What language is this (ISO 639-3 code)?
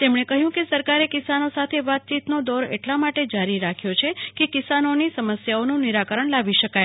guj